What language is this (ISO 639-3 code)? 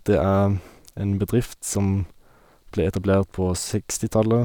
nor